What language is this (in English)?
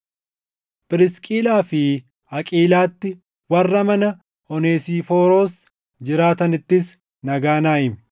Oromo